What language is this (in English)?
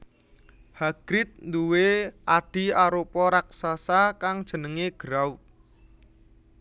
Javanese